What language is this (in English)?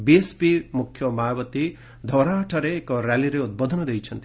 Odia